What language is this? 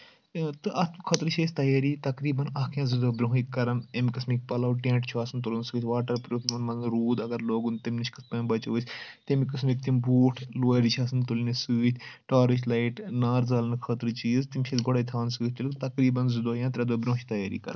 Kashmiri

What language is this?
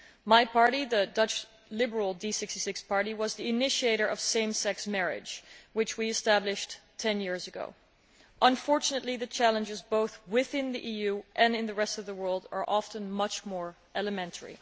English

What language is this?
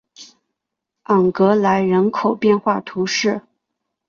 Chinese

